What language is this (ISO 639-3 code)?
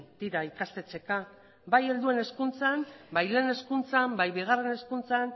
eus